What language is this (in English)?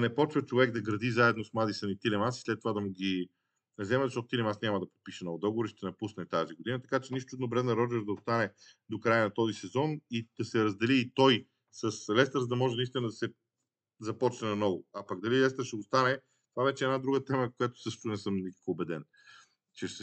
Bulgarian